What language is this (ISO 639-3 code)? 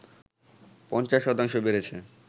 ben